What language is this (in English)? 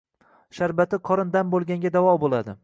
Uzbek